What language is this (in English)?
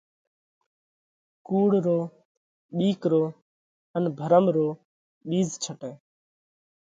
Parkari Koli